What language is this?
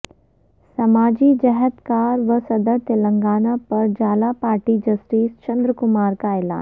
Urdu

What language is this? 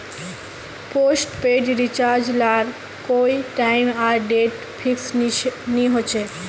Magahi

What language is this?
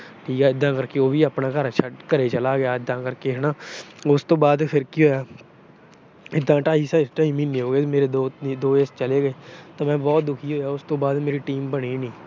Punjabi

